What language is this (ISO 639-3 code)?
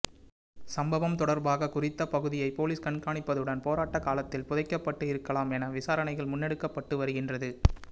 tam